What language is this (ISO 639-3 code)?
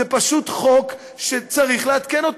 heb